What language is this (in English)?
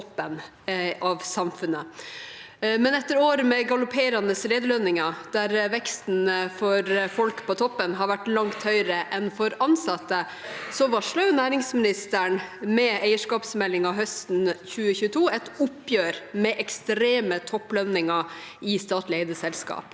Norwegian